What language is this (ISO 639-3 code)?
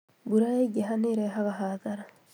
kik